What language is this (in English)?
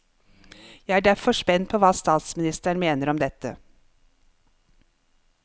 Norwegian